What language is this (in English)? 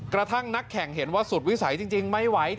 Thai